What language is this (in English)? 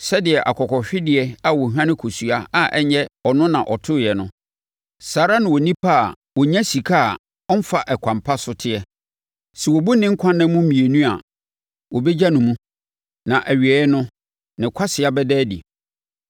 Akan